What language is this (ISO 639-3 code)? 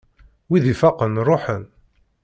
kab